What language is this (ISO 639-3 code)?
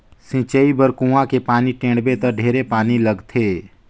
hne